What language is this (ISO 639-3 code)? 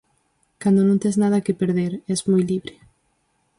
glg